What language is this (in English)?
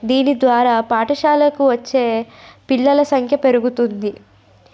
Telugu